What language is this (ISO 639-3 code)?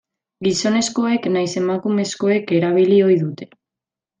eus